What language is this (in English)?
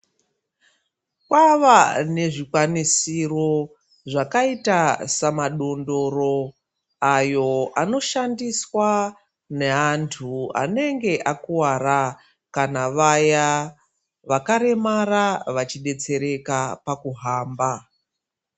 Ndau